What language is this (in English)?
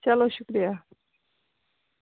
Kashmiri